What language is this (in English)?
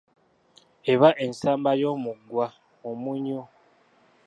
Ganda